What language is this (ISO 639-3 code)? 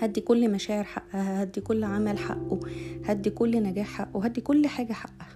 ara